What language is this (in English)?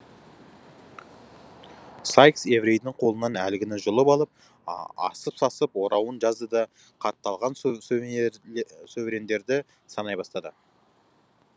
Kazakh